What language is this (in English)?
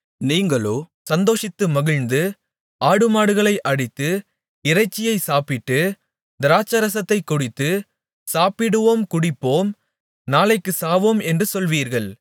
Tamil